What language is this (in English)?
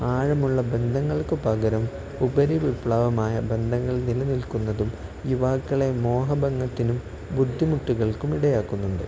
Malayalam